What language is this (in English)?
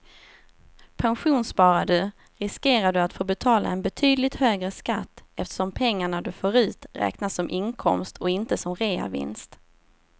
Swedish